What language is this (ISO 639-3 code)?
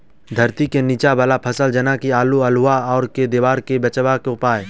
mai